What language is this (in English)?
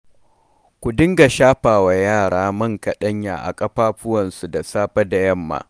Hausa